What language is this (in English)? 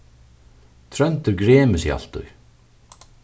Faroese